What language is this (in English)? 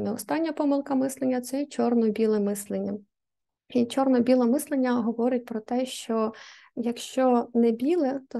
Ukrainian